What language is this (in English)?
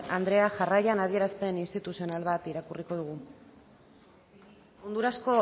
Basque